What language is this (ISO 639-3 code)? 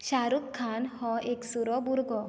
kok